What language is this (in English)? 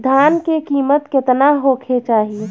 Bhojpuri